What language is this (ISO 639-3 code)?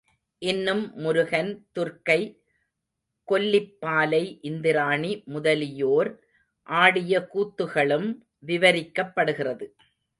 tam